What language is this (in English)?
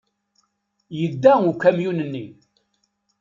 Kabyle